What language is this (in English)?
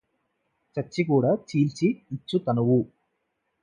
Telugu